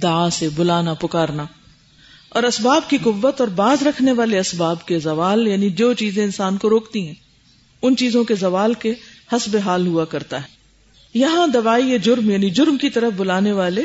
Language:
Urdu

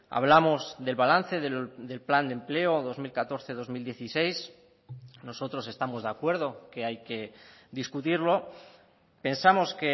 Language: Spanish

